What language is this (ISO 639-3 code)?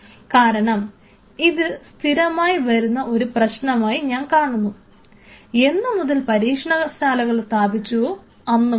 mal